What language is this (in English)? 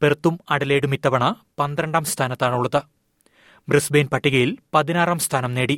Malayalam